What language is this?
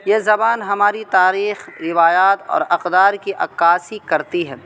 Urdu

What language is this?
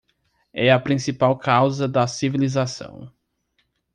Portuguese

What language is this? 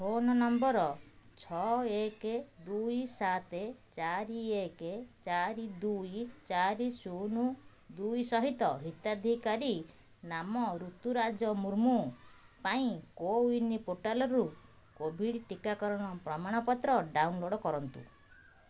Odia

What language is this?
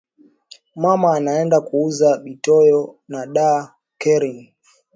Swahili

